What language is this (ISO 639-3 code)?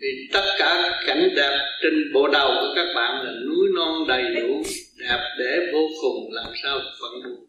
vie